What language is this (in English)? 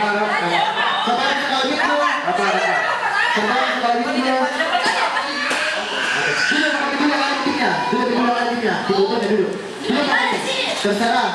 Indonesian